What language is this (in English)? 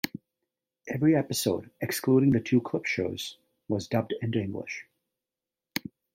English